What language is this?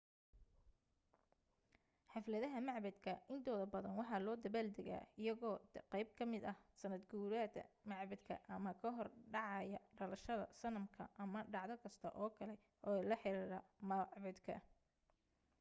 Somali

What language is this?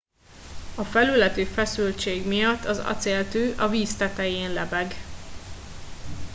Hungarian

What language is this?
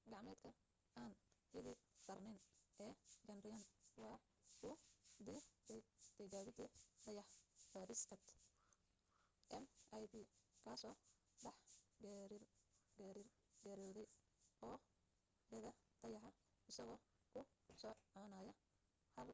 Somali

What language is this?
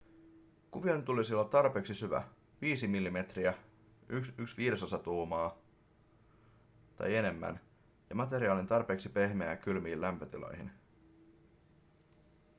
Finnish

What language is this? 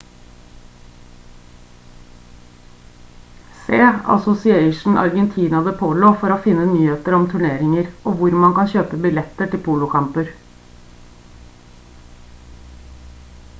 Norwegian Bokmål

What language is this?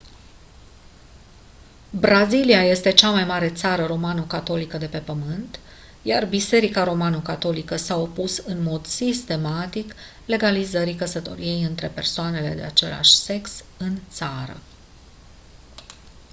Romanian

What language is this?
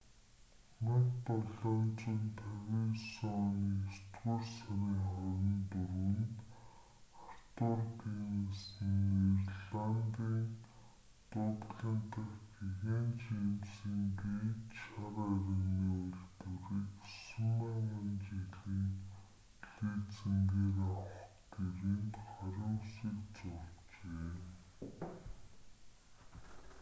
Mongolian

